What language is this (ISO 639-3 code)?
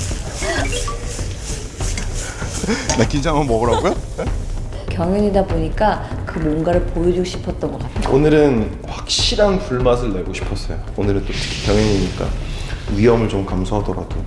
kor